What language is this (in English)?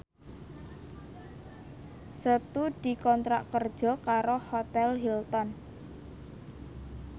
Javanese